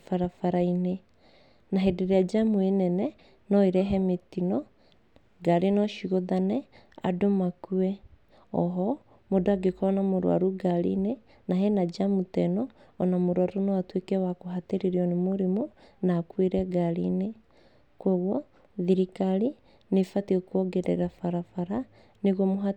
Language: Kikuyu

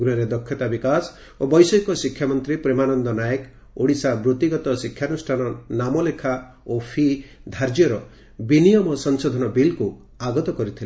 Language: Odia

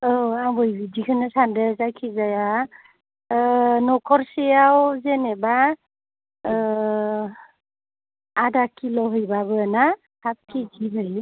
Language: Bodo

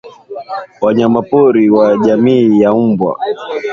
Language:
Swahili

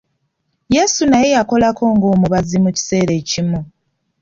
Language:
Ganda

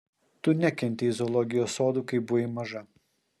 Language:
Lithuanian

